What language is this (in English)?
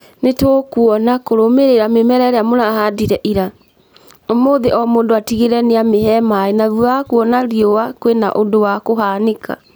Kikuyu